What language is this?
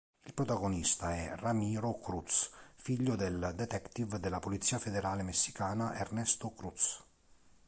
Italian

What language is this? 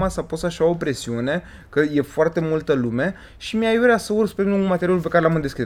Romanian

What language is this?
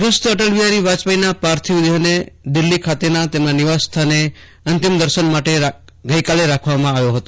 Gujarati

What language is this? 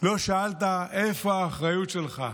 Hebrew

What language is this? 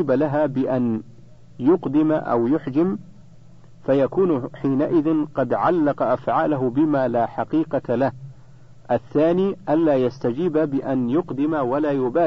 Arabic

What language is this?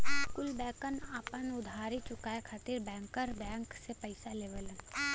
Bhojpuri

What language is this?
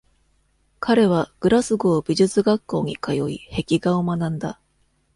Japanese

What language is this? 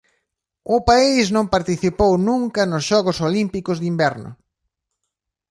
Galician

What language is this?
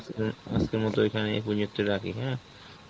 Bangla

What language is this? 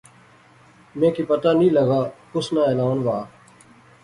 Pahari-Potwari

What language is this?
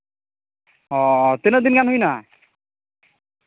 Santali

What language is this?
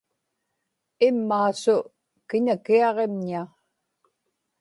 Inupiaq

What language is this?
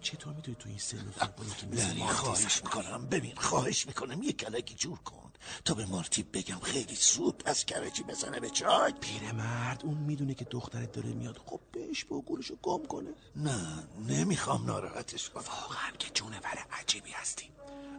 Persian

